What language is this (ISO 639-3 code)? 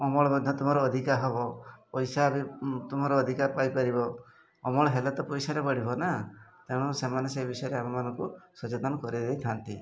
ori